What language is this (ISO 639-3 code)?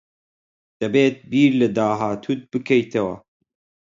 ckb